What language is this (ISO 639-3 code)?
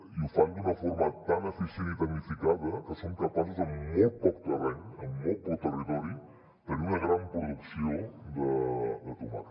cat